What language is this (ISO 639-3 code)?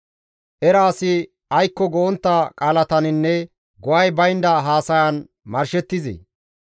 gmv